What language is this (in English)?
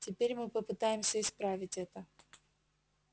Russian